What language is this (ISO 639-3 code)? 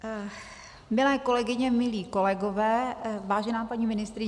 ces